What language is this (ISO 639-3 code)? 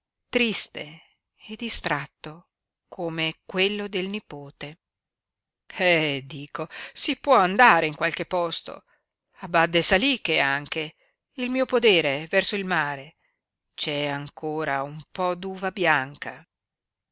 ita